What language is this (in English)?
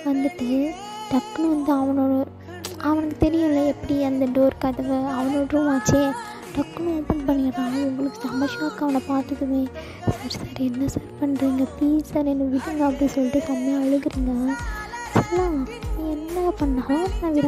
Indonesian